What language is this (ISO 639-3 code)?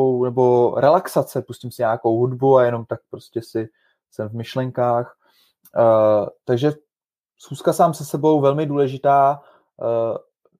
ces